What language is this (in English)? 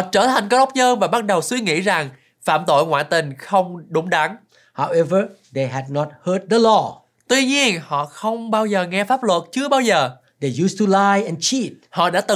Vietnamese